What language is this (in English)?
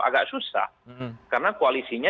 Indonesian